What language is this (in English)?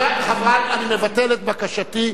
Hebrew